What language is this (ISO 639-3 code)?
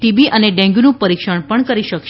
guj